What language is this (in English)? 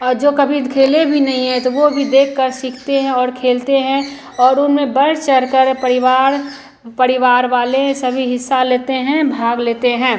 Hindi